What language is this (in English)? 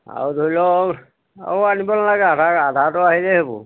Assamese